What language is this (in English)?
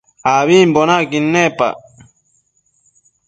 Matsés